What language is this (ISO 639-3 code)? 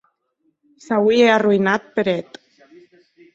oci